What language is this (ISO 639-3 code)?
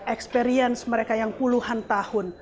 ind